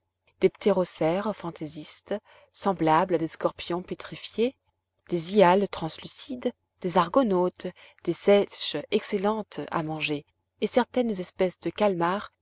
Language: French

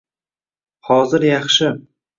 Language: Uzbek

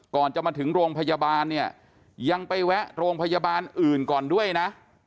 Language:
Thai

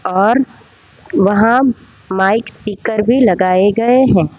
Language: Hindi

